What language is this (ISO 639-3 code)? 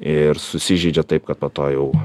lit